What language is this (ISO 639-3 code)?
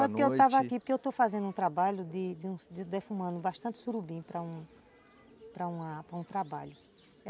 por